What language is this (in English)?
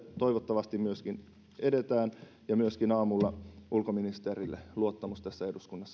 Finnish